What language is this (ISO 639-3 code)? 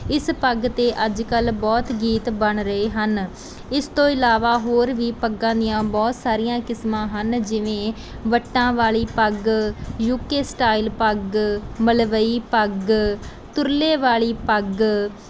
pan